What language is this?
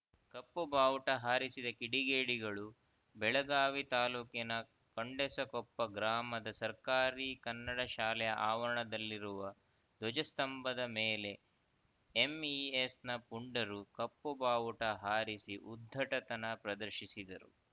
Kannada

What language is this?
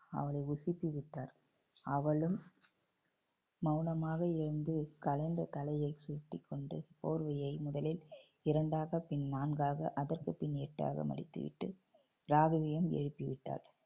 Tamil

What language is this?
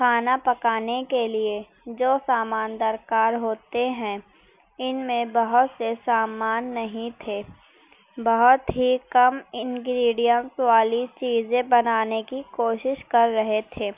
Urdu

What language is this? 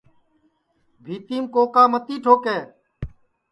Sansi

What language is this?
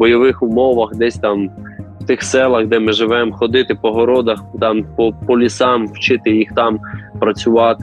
Ukrainian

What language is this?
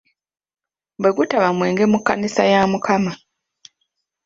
Ganda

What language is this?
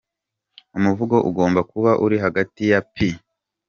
Kinyarwanda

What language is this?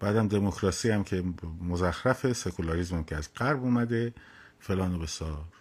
Persian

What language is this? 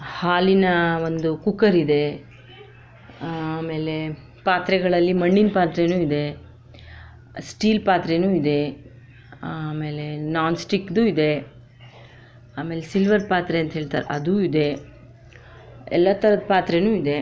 Kannada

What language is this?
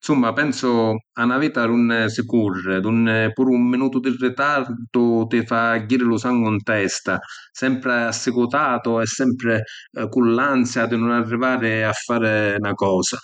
Sicilian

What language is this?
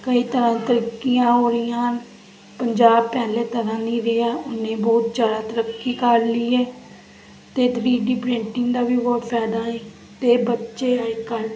Punjabi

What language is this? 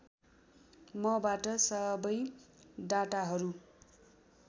Nepali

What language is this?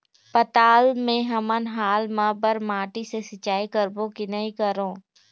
Chhattisgarhi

